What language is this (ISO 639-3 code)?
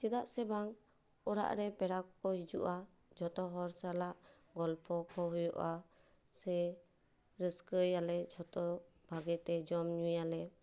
sat